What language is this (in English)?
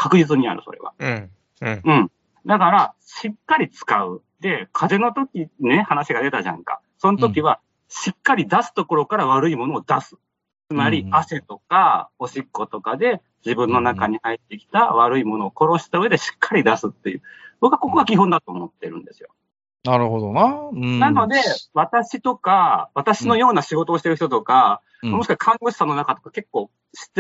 Japanese